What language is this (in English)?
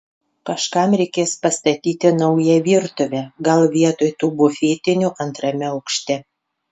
Lithuanian